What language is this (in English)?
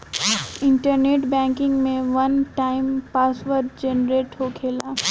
Bhojpuri